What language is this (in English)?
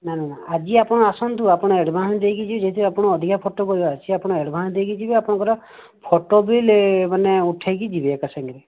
Odia